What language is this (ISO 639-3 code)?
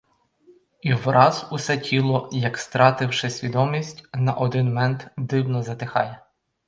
ukr